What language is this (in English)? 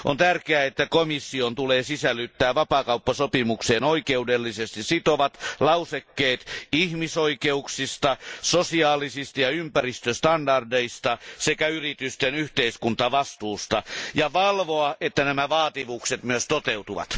Finnish